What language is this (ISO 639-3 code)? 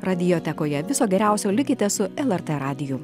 lit